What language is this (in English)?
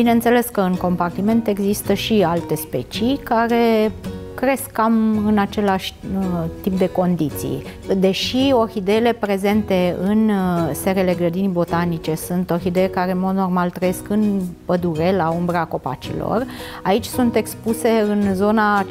Romanian